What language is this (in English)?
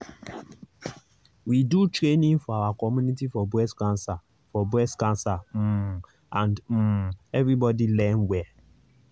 Nigerian Pidgin